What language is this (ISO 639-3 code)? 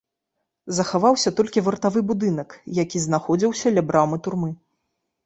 bel